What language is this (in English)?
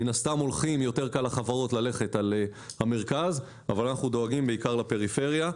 Hebrew